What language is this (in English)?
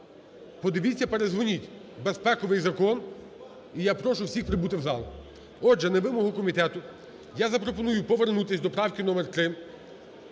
Ukrainian